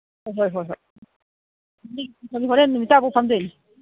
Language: Manipuri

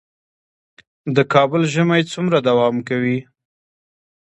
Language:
Pashto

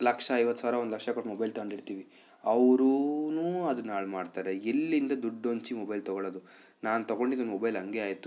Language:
Kannada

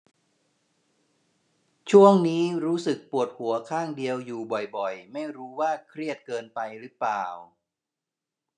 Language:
Thai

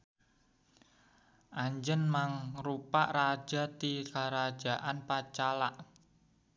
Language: Sundanese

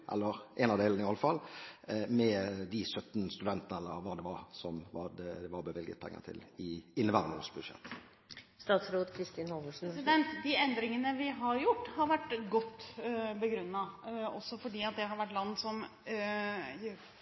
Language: Norwegian Bokmål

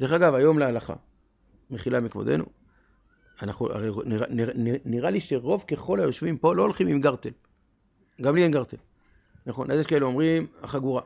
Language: Hebrew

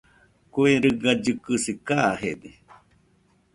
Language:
Nüpode Huitoto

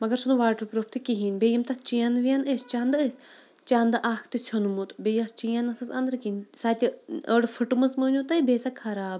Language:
Kashmiri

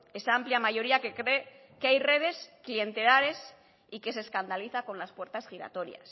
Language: Spanish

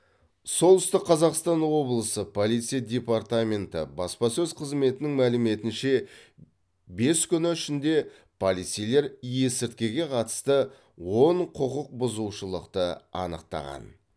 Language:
Kazakh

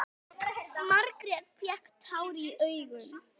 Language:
Icelandic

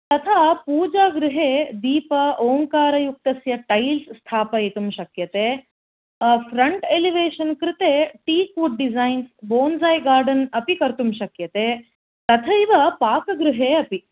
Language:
Sanskrit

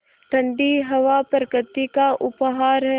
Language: Hindi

